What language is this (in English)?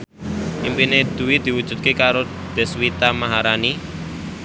Javanese